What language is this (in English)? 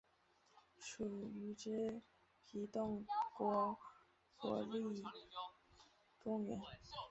Chinese